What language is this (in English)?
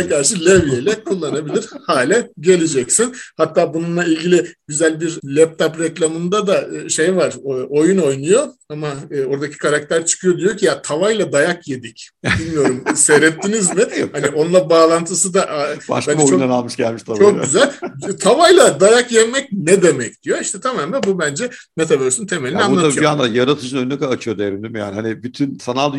Turkish